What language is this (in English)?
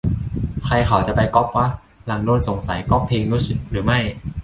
Thai